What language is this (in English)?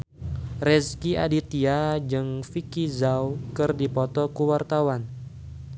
Sundanese